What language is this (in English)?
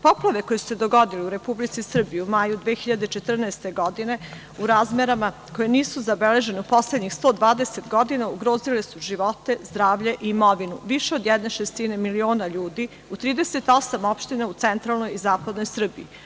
Serbian